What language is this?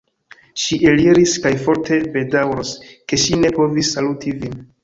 Esperanto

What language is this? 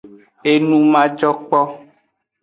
Aja (Benin)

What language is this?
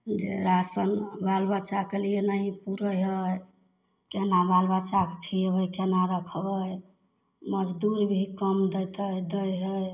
Maithili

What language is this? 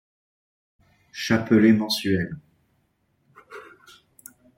French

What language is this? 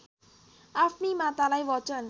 Nepali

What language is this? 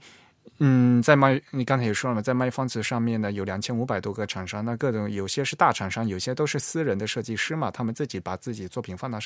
Chinese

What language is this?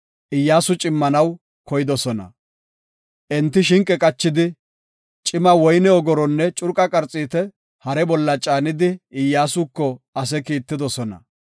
Gofa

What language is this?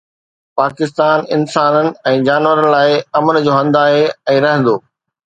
Sindhi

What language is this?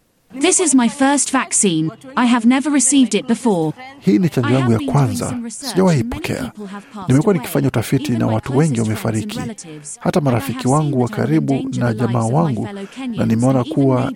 Swahili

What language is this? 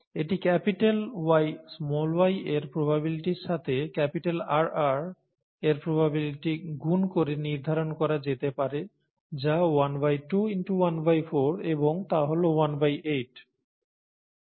Bangla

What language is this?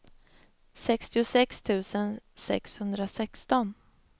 Swedish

